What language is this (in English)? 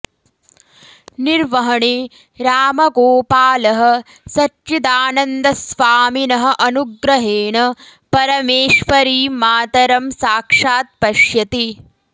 Sanskrit